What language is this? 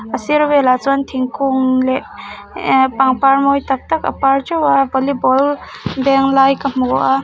Mizo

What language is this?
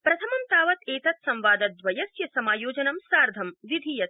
Sanskrit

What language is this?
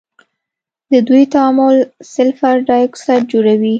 Pashto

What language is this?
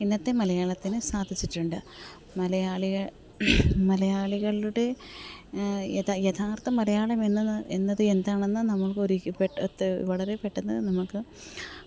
Malayalam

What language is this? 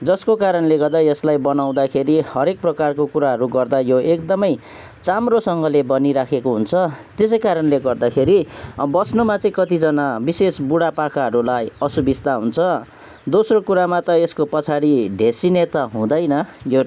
Nepali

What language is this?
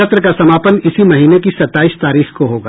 Hindi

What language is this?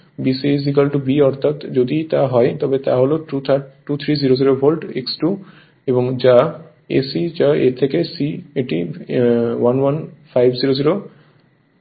Bangla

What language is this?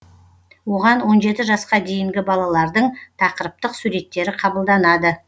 Kazakh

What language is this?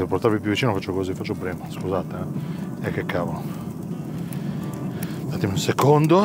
Italian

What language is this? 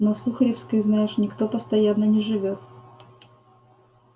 Russian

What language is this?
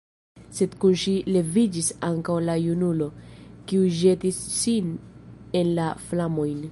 Esperanto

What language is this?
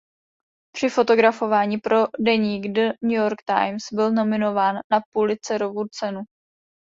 Czech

